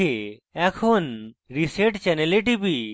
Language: Bangla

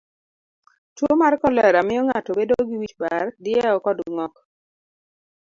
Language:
Luo (Kenya and Tanzania)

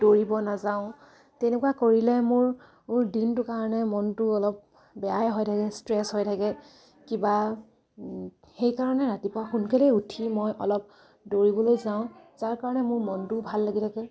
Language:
Assamese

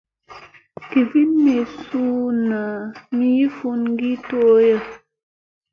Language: Musey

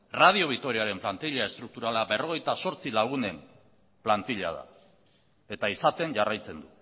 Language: Basque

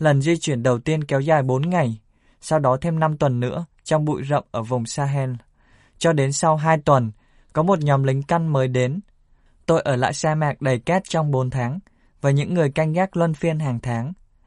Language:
Vietnamese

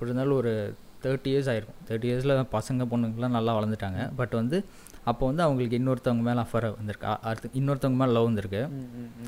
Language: Tamil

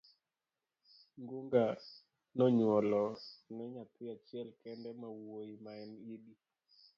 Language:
Luo (Kenya and Tanzania)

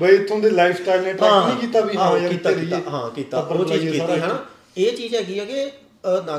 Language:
Punjabi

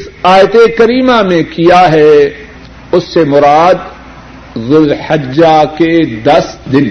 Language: Urdu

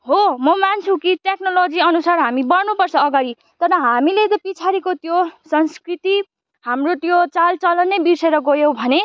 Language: Nepali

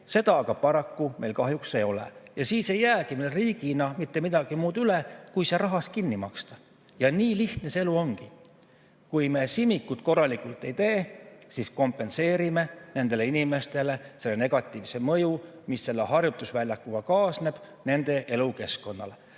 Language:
Estonian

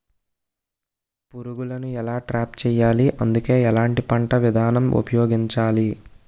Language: Telugu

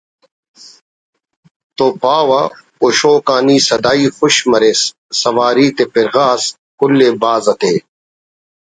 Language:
Brahui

